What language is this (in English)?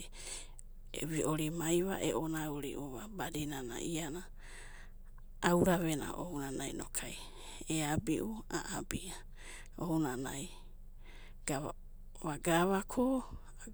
Abadi